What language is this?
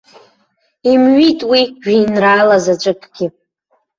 Abkhazian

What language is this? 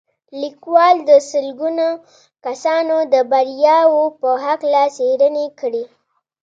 Pashto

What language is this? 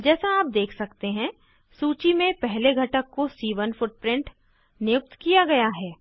Hindi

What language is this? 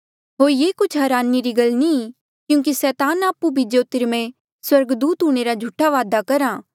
Mandeali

